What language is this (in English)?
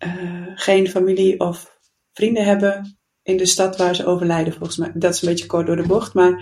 Dutch